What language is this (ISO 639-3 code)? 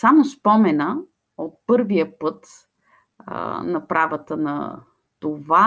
bul